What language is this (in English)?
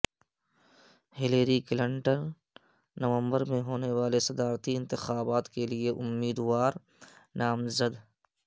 Urdu